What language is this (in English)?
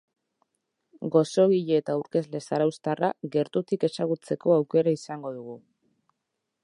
Basque